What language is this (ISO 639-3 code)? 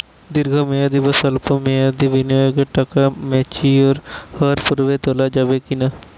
ben